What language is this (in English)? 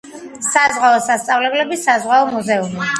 Georgian